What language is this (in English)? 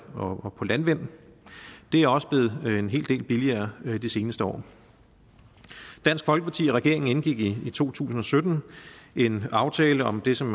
Danish